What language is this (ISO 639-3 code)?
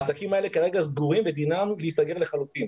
heb